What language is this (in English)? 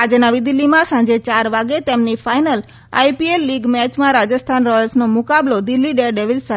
Gujarati